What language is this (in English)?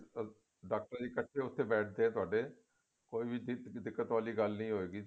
Punjabi